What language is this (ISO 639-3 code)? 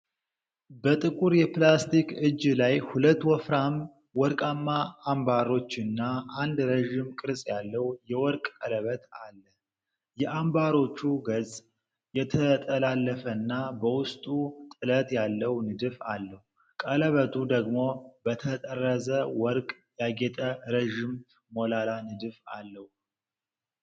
amh